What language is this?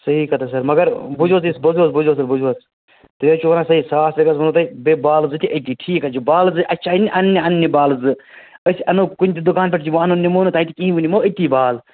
Kashmiri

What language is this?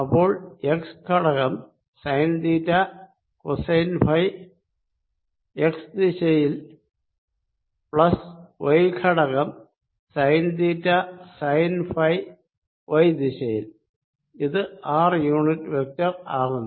Malayalam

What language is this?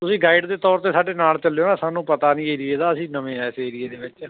Punjabi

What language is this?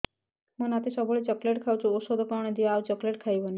Odia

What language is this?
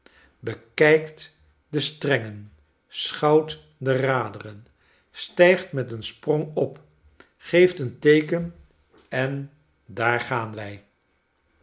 Dutch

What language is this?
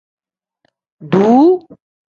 Tem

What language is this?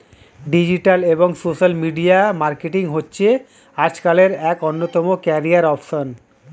Bangla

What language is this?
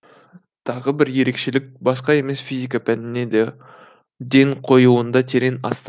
Kazakh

